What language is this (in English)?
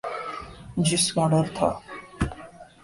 Urdu